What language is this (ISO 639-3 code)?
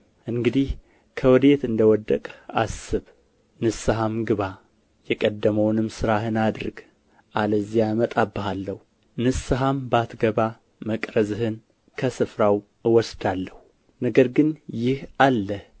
amh